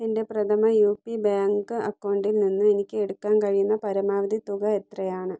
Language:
Malayalam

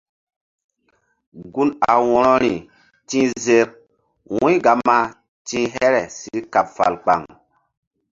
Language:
Mbum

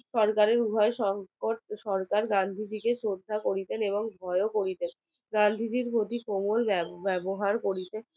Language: Bangla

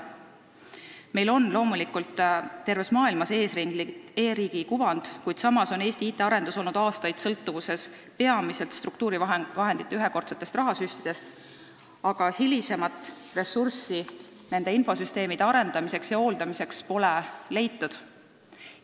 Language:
Estonian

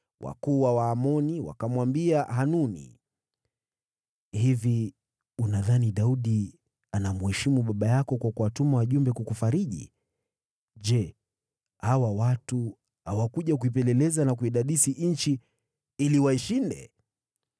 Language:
Swahili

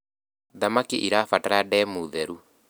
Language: Kikuyu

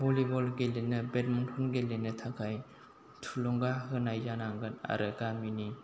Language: Bodo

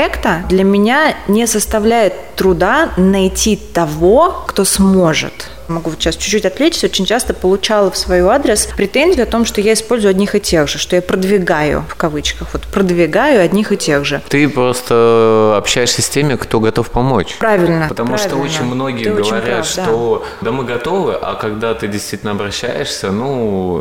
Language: Russian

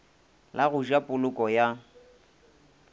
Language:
Northern Sotho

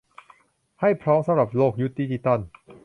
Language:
Thai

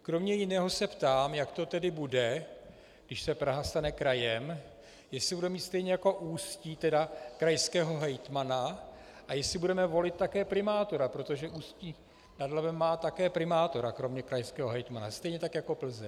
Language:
Czech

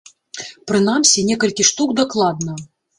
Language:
Belarusian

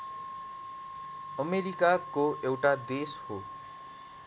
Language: Nepali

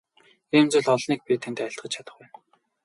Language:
Mongolian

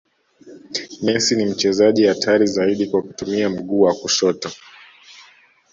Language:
Swahili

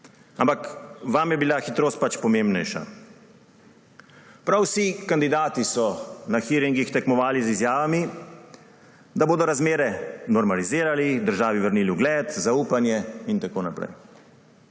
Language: Slovenian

